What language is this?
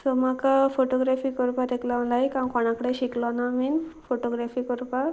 Konkani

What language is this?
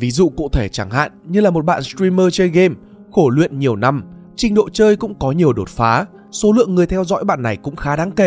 Vietnamese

